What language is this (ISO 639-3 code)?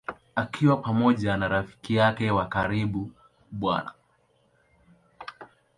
swa